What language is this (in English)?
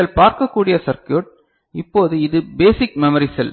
Tamil